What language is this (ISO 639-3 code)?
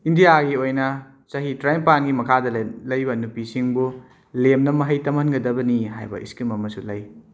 mni